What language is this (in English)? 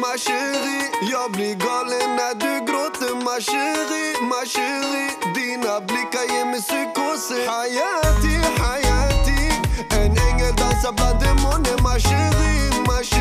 Turkish